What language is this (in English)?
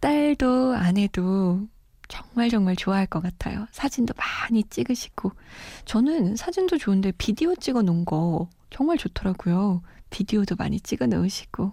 Korean